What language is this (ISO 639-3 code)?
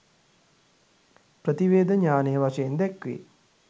sin